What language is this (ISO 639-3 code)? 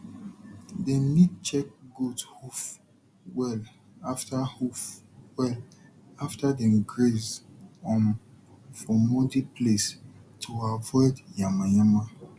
pcm